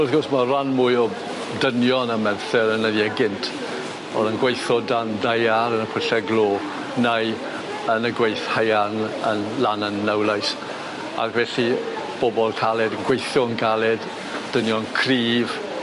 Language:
Welsh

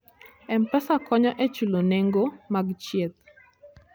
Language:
Luo (Kenya and Tanzania)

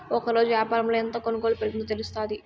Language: Telugu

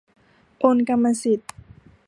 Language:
Thai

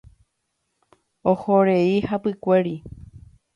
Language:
Guarani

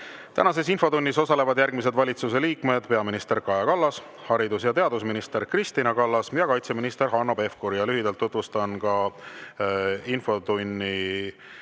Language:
Estonian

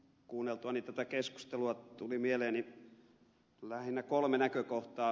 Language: Finnish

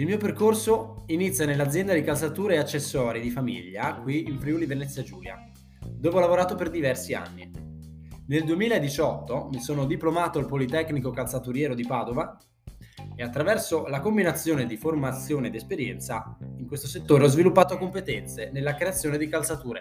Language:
Italian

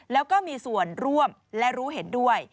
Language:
Thai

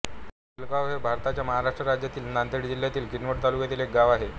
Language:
Marathi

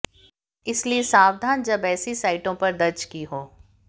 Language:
Hindi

